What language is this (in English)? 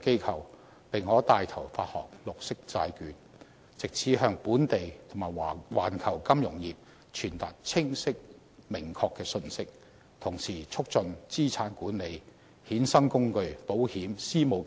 Cantonese